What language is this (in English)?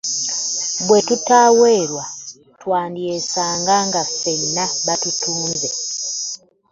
Ganda